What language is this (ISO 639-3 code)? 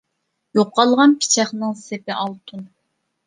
uig